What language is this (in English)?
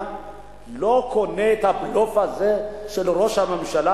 Hebrew